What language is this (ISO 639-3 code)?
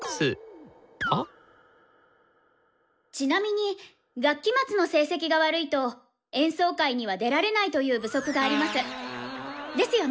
jpn